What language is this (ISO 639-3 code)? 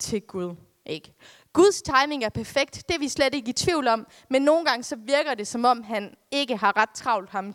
dan